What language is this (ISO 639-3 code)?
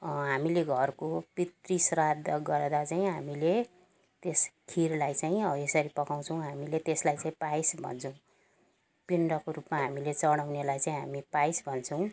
nep